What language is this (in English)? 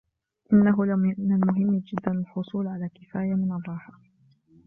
Arabic